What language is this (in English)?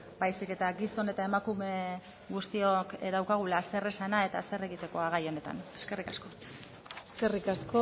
Basque